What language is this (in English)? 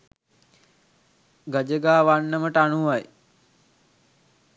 Sinhala